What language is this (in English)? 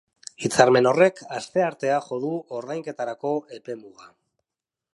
Basque